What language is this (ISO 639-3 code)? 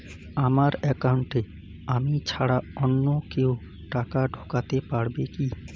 ben